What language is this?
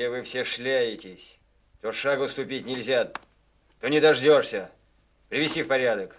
Russian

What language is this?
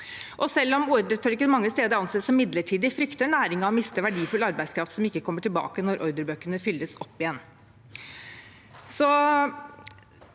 Norwegian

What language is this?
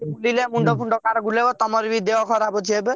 Odia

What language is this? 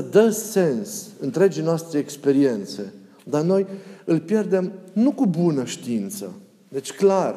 Romanian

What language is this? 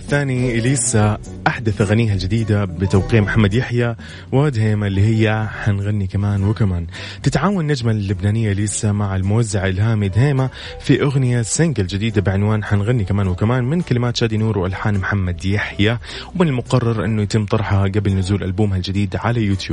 Arabic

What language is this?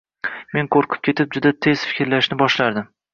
Uzbek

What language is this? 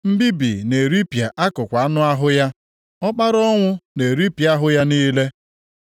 Igbo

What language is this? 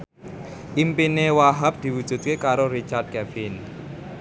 Javanese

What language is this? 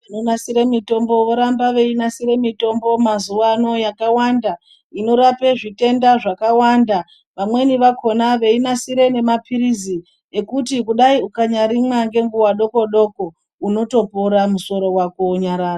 Ndau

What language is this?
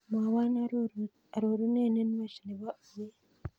Kalenjin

